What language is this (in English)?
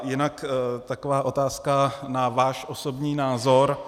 Czech